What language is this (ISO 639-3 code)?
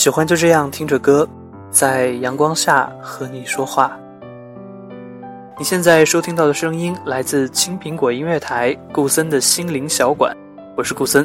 zho